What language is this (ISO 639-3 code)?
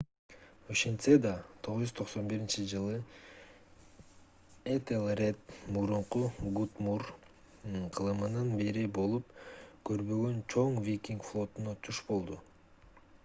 kir